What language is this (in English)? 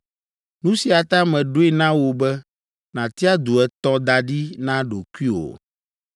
Ewe